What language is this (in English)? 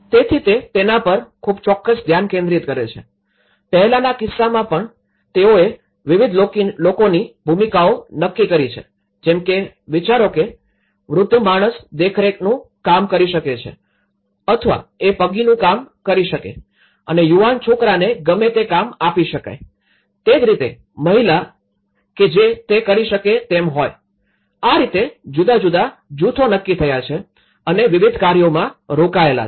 Gujarati